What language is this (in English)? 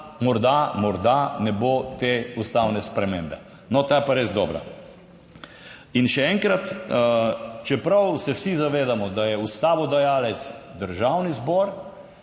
Slovenian